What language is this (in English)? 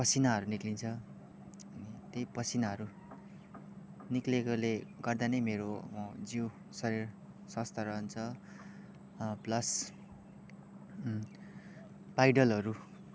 Nepali